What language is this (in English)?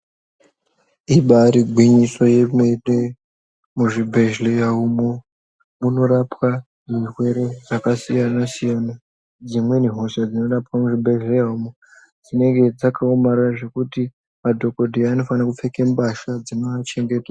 Ndau